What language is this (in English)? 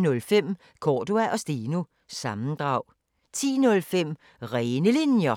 Danish